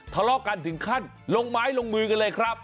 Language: Thai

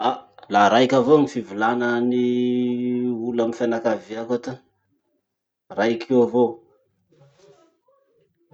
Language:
Masikoro Malagasy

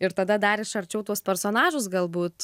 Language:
Lithuanian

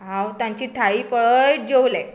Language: Konkani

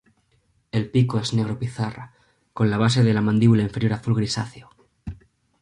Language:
Spanish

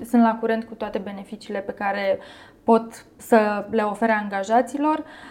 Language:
Romanian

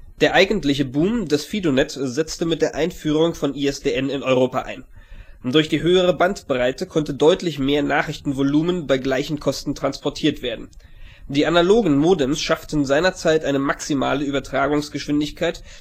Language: German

